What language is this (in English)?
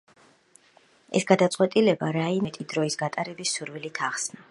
Georgian